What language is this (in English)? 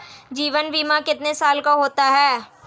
Hindi